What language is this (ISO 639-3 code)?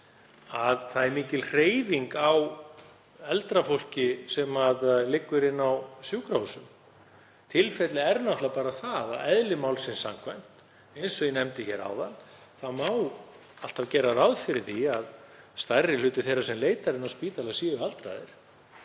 isl